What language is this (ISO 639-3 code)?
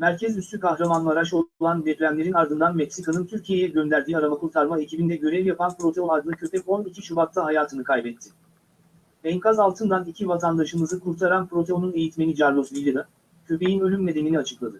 tur